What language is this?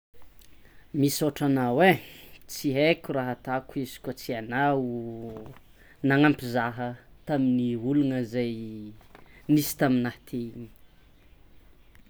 Tsimihety Malagasy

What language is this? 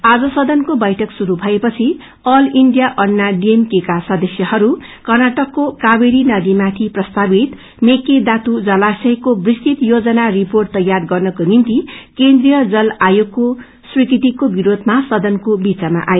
Nepali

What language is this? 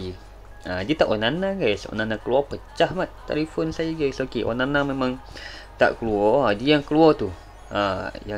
Malay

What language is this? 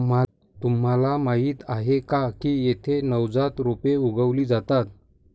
Marathi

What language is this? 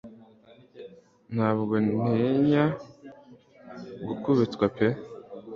Kinyarwanda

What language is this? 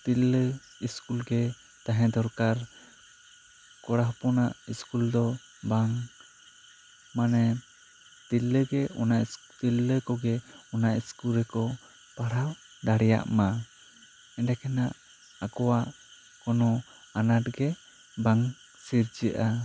Santali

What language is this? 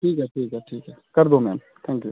Hindi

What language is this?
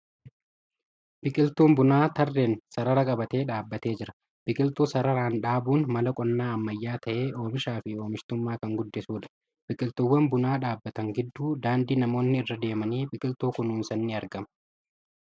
Oromo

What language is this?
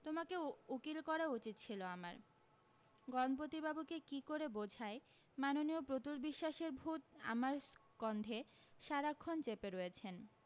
Bangla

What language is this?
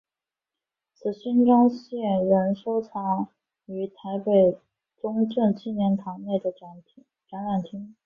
Chinese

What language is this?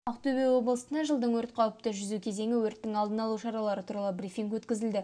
Kazakh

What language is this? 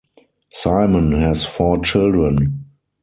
English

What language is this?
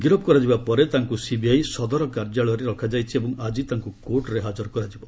Odia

